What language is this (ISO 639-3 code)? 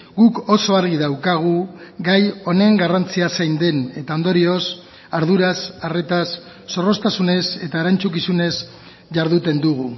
eus